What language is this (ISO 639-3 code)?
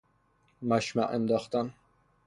fas